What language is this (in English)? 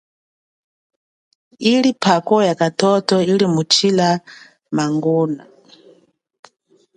Chokwe